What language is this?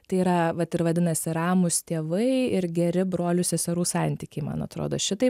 Lithuanian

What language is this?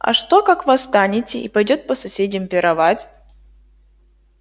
Russian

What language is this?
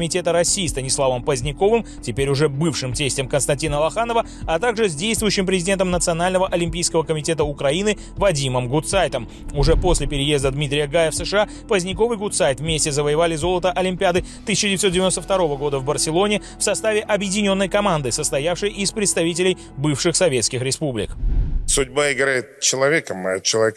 Russian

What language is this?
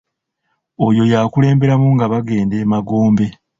Ganda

